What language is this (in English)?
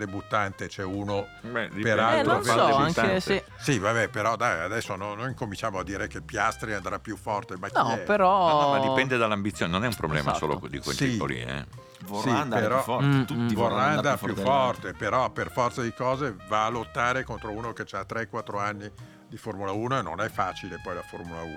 Italian